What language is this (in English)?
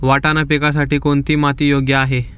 Marathi